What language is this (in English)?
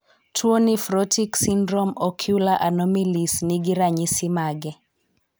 Luo (Kenya and Tanzania)